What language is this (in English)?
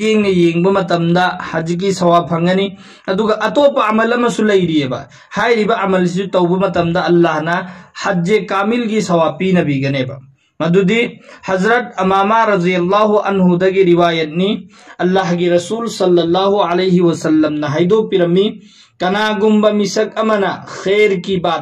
Bangla